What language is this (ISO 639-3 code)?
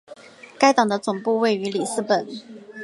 zho